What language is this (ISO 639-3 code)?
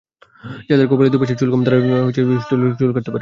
ben